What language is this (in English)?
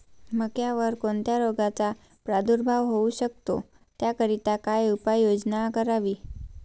Marathi